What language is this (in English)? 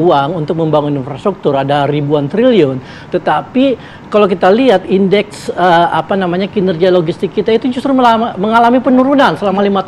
Indonesian